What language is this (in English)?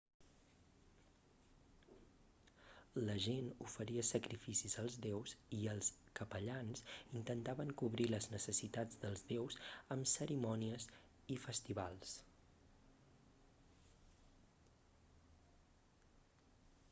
Catalan